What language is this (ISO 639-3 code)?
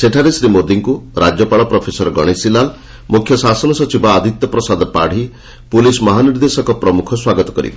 ori